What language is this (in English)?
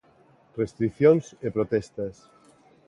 Galician